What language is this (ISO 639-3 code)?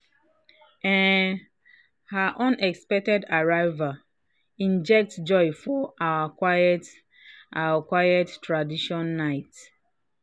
pcm